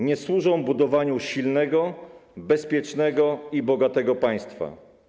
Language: Polish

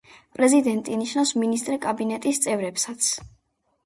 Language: Georgian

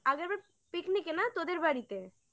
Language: Bangla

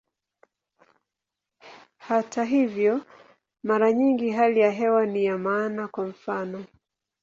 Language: Swahili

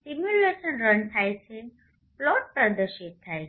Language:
Gujarati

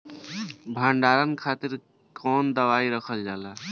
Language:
Bhojpuri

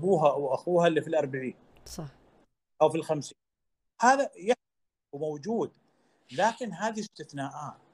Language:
Arabic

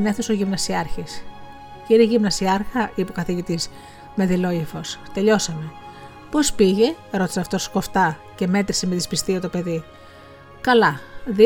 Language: Greek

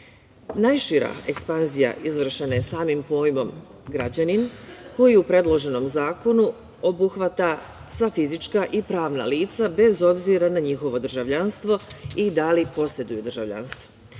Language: Serbian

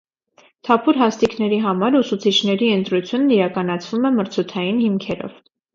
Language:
Armenian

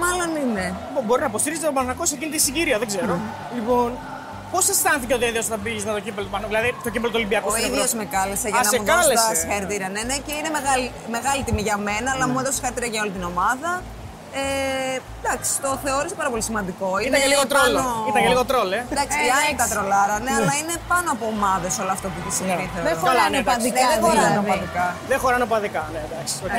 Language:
Greek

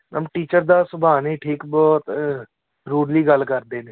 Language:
Punjabi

